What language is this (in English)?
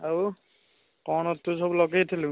Odia